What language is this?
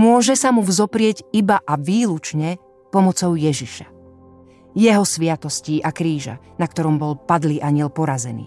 Slovak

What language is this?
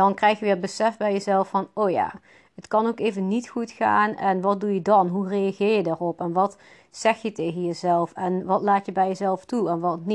Dutch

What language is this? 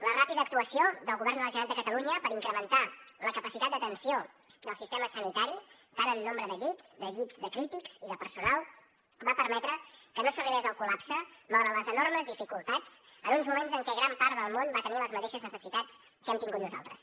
Catalan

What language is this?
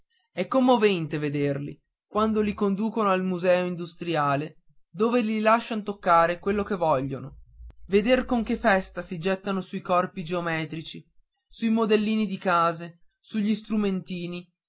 Italian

